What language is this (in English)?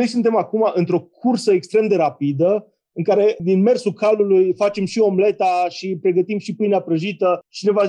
Romanian